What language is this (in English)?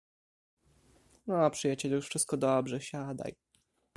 Polish